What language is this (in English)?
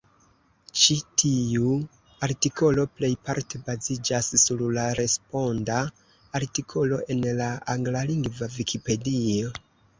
Esperanto